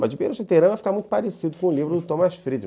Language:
Portuguese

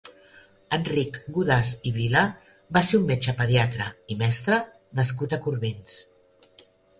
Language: Catalan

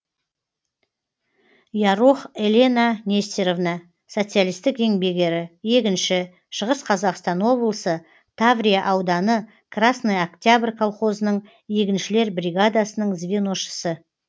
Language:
Kazakh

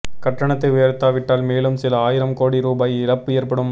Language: Tamil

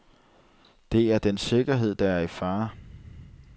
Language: Danish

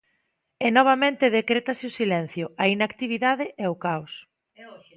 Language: Galician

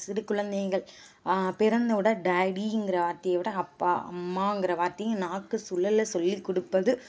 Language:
Tamil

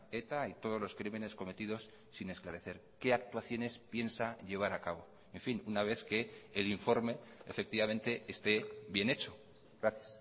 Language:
Spanish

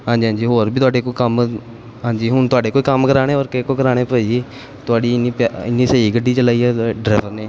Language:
Punjabi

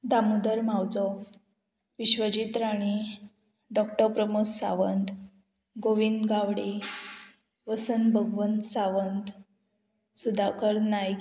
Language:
Konkani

